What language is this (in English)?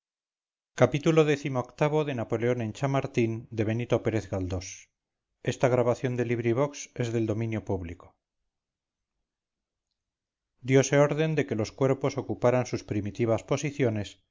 Spanish